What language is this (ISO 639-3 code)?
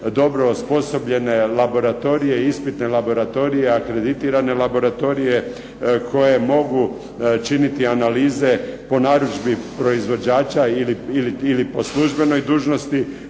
hrv